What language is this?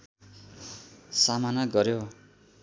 Nepali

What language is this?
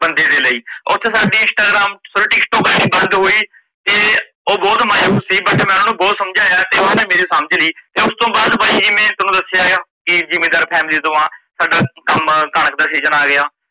Punjabi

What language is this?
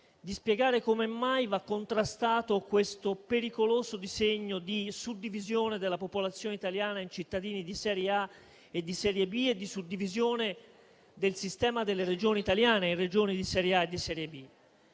Italian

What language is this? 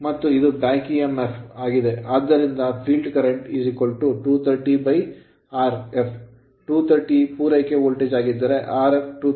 Kannada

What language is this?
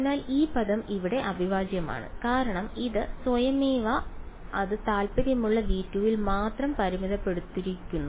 Malayalam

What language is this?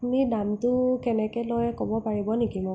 Assamese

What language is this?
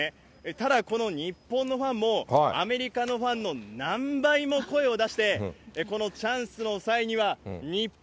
Japanese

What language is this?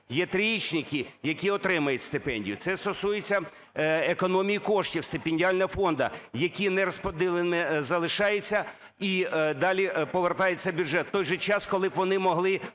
Ukrainian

